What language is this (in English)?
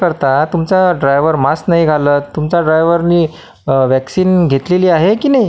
Marathi